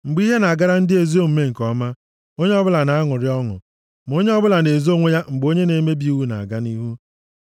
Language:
Igbo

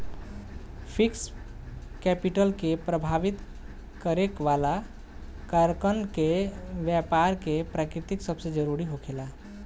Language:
Bhojpuri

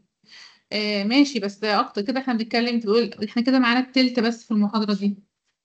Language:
Arabic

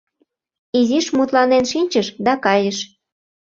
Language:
Mari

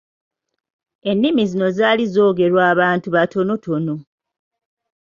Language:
Ganda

